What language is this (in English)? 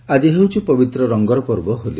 Odia